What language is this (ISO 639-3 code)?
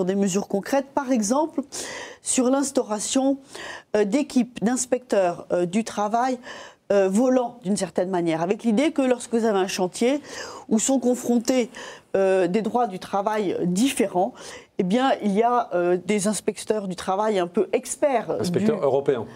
fra